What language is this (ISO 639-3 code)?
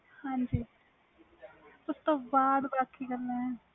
pan